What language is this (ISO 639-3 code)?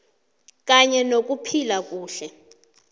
nbl